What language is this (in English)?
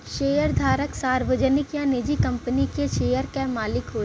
Bhojpuri